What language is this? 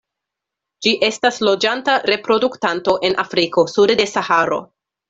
Esperanto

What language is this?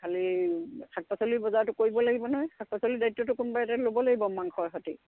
Assamese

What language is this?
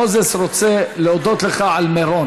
Hebrew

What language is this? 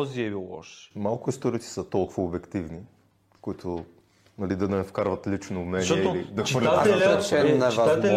Bulgarian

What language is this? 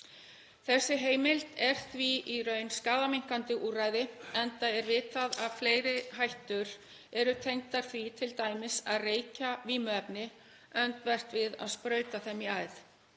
Icelandic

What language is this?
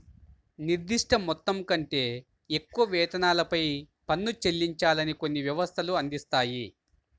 Telugu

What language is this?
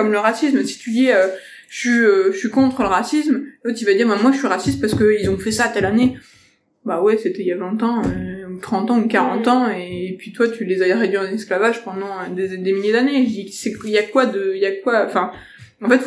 French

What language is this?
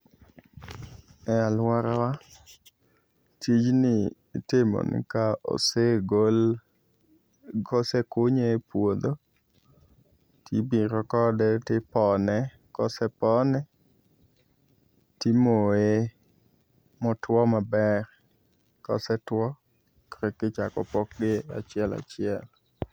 Luo (Kenya and Tanzania)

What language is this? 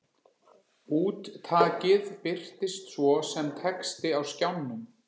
Icelandic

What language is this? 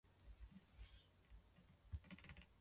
Swahili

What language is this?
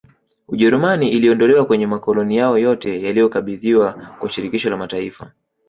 Swahili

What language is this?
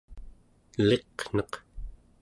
Central Yupik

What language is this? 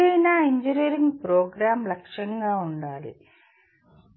Telugu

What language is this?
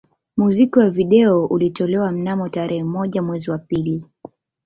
Swahili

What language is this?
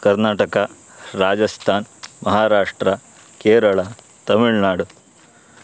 Sanskrit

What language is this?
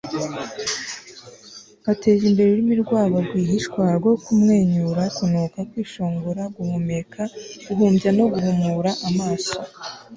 Kinyarwanda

